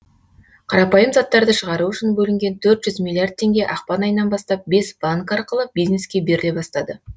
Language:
Kazakh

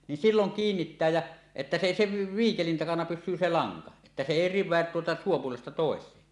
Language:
Finnish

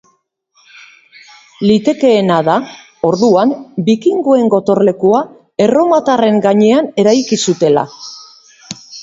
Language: Basque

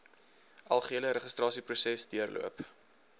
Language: Afrikaans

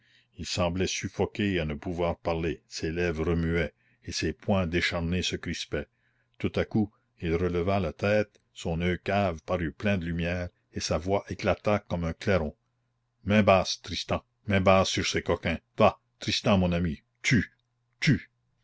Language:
French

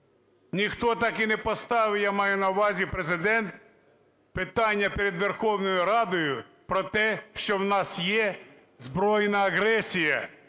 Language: Ukrainian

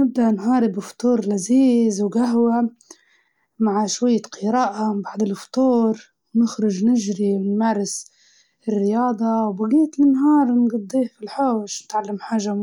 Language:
Libyan Arabic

